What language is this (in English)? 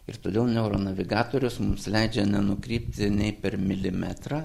Lithuanian